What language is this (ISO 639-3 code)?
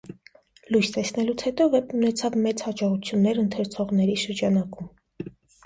hye